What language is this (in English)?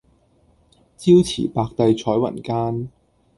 Cantonese